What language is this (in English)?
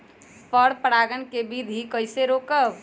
Magahi